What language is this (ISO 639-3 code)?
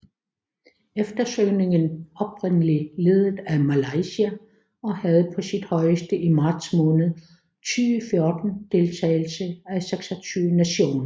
dan